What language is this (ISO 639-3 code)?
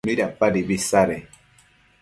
mcf